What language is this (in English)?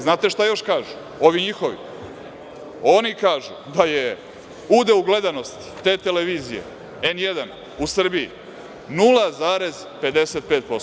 Serbian